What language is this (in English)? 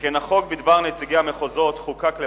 Hebrew